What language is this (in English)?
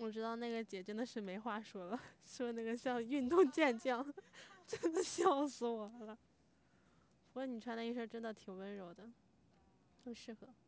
Chinese